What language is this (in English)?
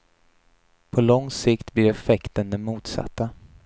Swedish